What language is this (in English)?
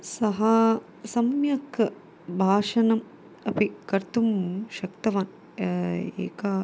Sanskrit